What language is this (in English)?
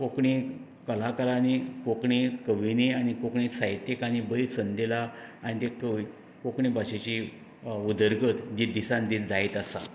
Konkani